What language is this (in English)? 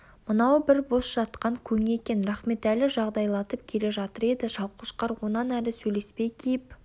Kazakh